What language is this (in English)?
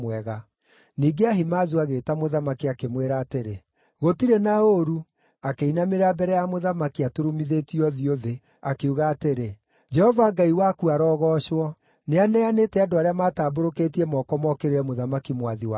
Kikuyu